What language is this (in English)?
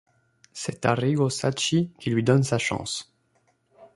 French